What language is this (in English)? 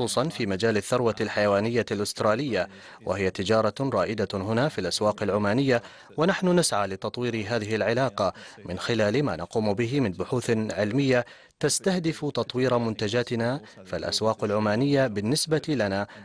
Arabic